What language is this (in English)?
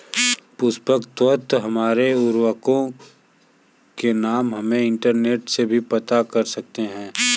Hindi